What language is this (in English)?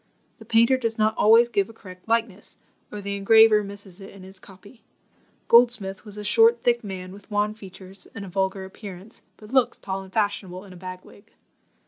English